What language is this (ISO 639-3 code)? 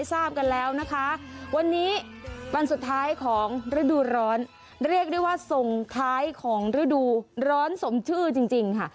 tha